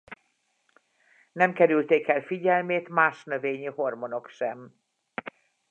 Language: Hungarian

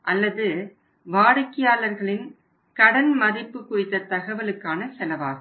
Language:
Tamil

